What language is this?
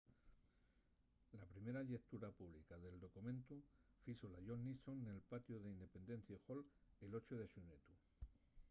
Asturian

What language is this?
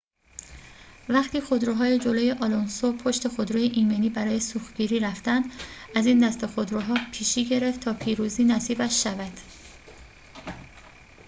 Persian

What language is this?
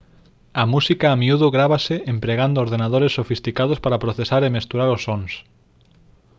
Galician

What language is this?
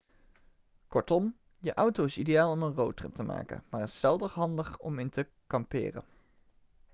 Dutch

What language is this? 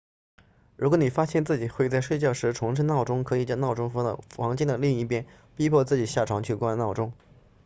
Chinese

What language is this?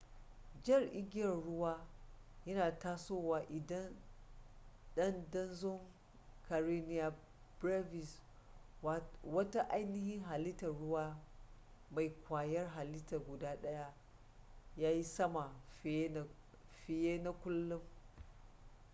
Hausa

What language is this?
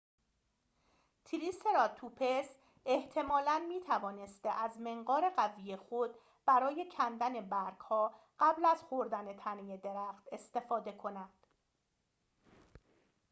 Persian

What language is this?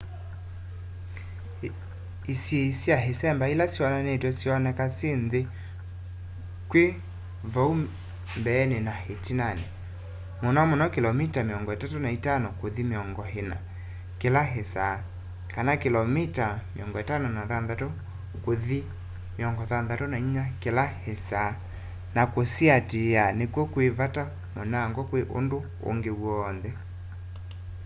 Kamba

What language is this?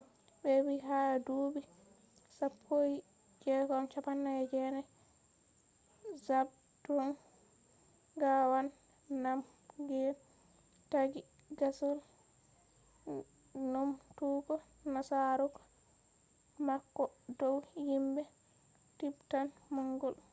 Fula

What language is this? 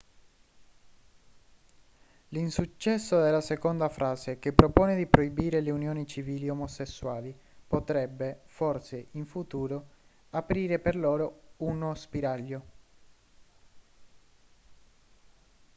Italian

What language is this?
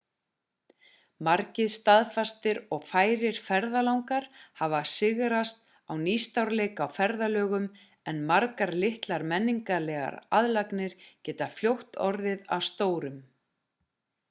Icelandic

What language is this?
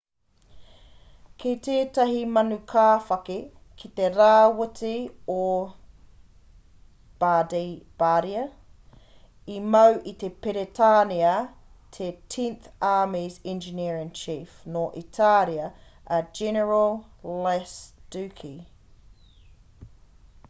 Māori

